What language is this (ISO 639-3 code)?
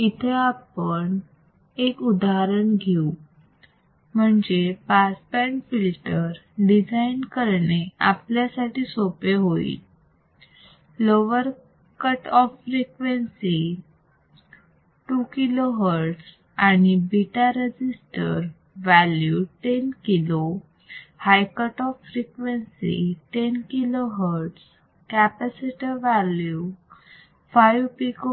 mar